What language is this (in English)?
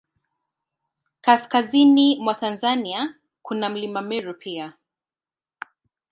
Swahili